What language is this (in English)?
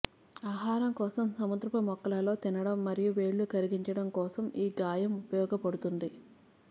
Telugu